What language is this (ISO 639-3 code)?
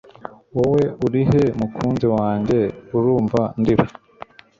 kin